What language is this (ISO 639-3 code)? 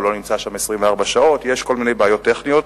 heb